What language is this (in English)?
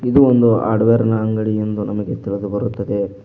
Kannada